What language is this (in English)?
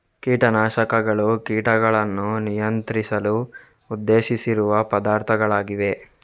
Kannada